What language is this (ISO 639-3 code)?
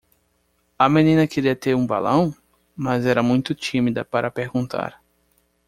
por